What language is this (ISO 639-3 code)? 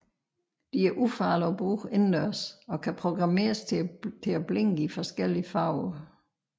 dan